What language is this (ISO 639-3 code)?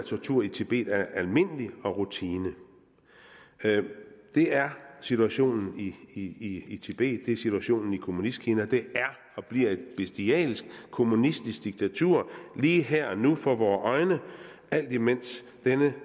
dan